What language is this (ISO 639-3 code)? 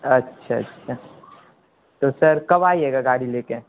urd